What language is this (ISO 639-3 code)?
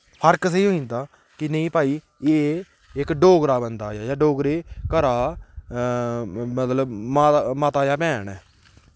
doi